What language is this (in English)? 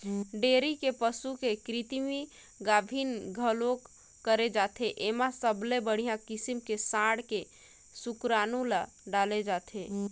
Chhattisgarhi